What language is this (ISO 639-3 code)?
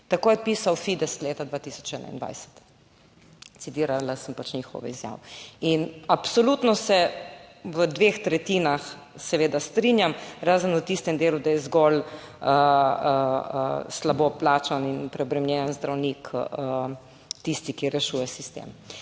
slv